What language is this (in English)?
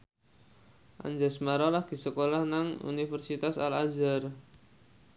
Javanese